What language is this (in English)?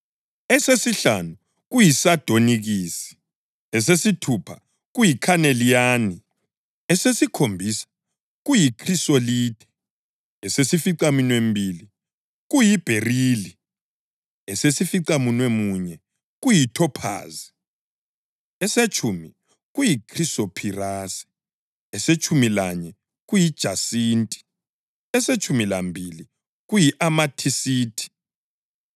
North Ndebele